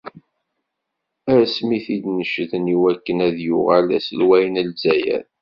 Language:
Kabyle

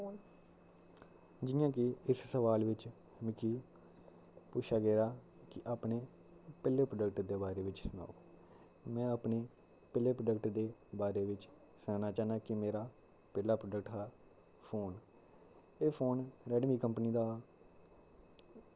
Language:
Dogri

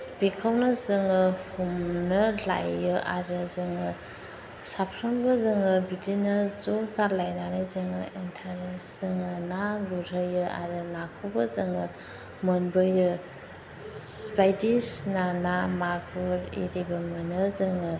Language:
Bodo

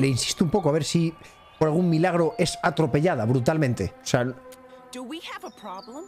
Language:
Spanish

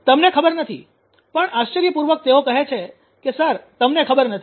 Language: Gujarati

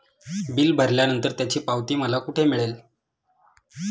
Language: Marathi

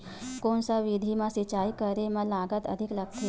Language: Chhattisgarhi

